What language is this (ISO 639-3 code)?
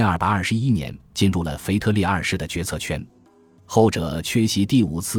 zho